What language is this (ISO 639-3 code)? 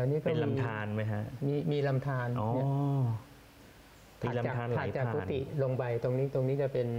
tha